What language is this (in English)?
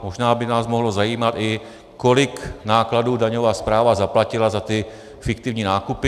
Czech